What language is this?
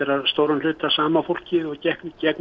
Icelandic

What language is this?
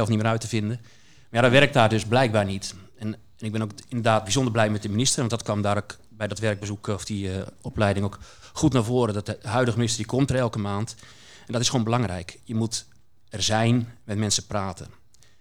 Dutch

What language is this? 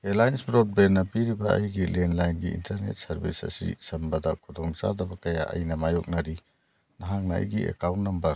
Manipuri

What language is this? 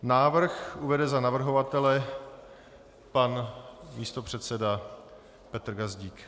Czech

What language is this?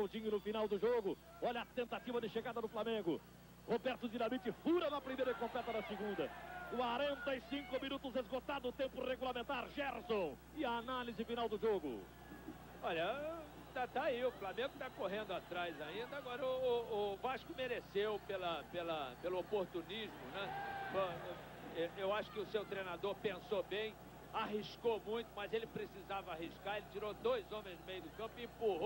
Portuguese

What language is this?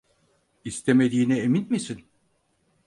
Turkish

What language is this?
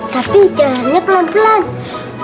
Indonesian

